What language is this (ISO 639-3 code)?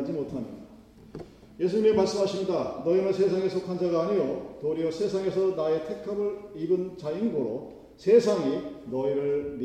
kor